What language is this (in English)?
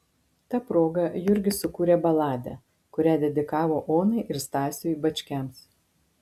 Lithuanian